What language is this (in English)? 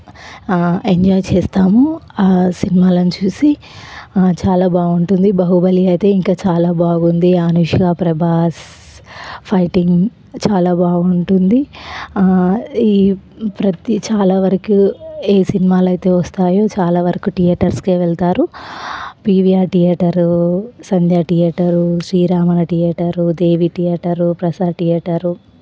Telugu